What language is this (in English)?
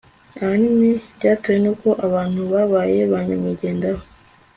Kinyarwanda